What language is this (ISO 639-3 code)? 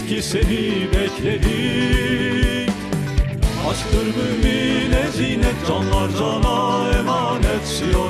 tur